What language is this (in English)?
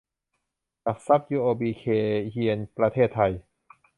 Thai